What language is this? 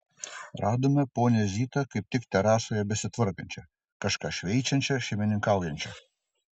Lithuanian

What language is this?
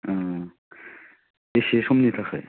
Bodo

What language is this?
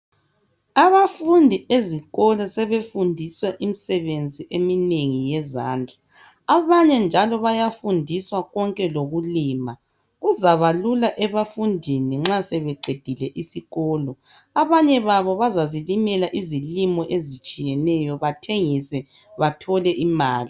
North Ndebele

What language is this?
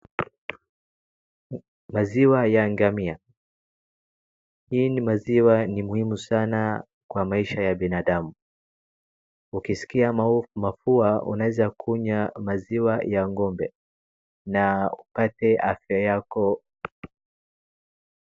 Swahili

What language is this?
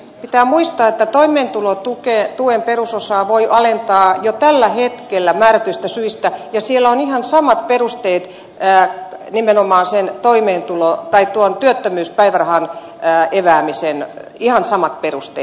Finnish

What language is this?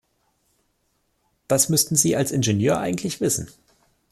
German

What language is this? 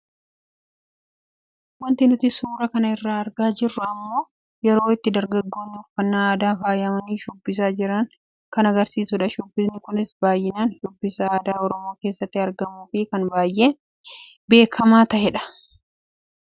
Oromo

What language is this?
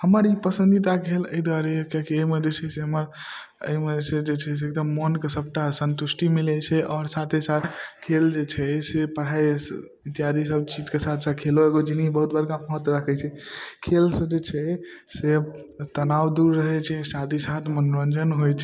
Maithili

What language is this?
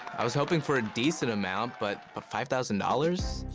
English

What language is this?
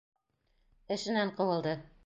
Bashkir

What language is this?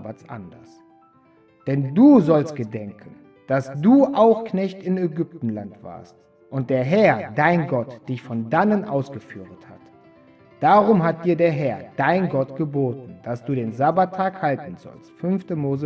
German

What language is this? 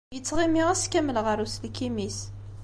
Kabyle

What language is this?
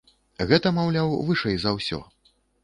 Belarusian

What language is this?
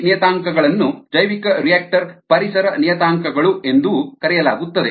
Kannada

